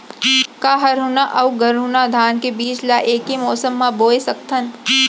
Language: Chhattisgarhi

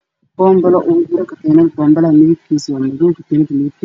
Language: Somali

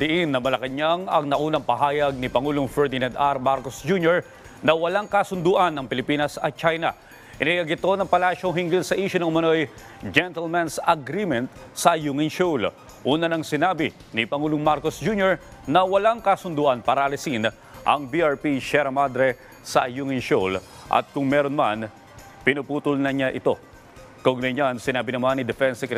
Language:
Filipino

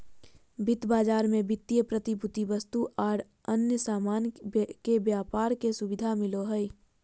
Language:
Magahi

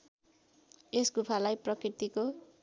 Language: Nepali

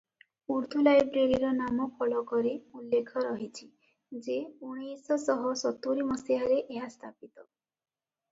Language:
Odia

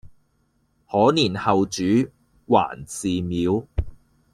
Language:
Cantonese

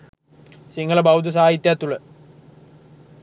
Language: Sinhala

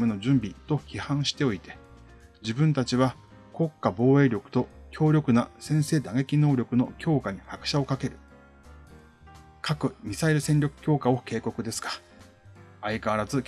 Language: Japanese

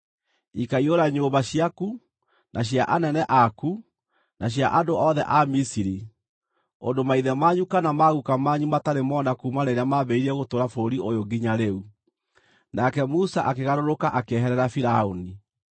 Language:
Kikuyu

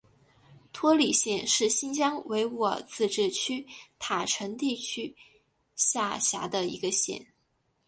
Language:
Chinese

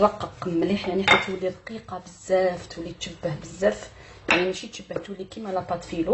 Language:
Arabic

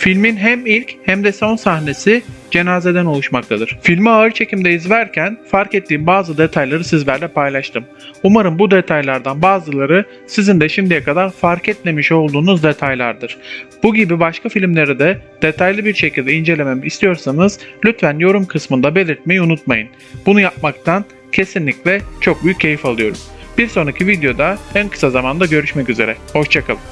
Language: Turkish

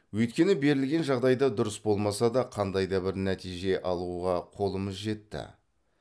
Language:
Kazakh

